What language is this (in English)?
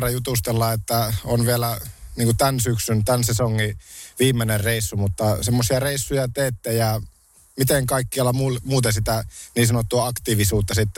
Finnish